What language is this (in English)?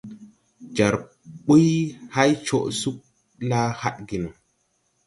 Tupuri